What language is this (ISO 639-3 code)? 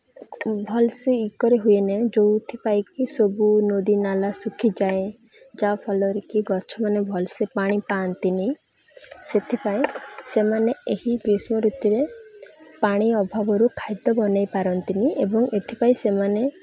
ori